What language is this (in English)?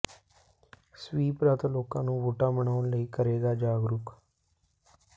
Punjabi